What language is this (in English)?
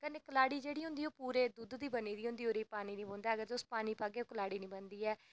Dogri